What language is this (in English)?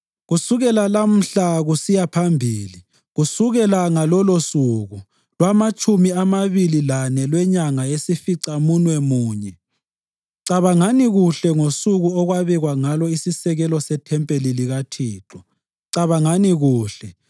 North Ndebele